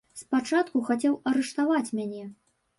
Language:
Belarusian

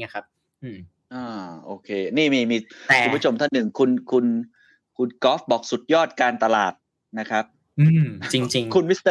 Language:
Thai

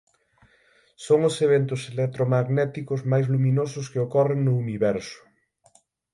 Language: Galician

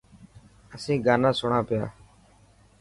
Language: Dhatki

